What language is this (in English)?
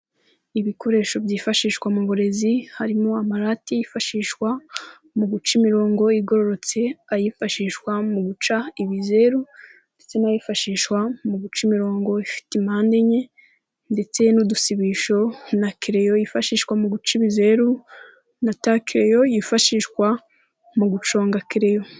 Kinyarwanda